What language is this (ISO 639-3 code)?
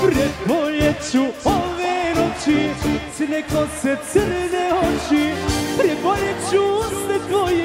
ron